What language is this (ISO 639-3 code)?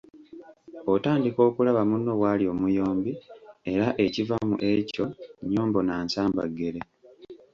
lug